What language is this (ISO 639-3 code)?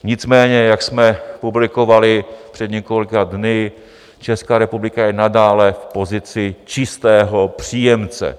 ces